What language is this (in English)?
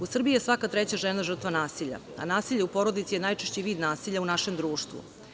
Serbian